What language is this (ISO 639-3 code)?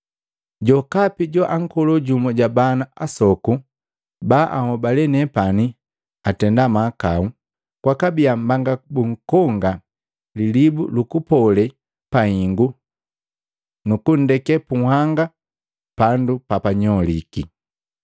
mgv